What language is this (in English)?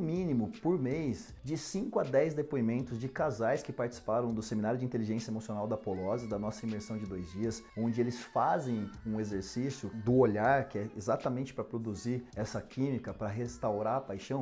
Portuguese